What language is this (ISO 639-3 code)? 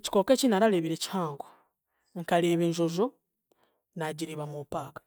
cgg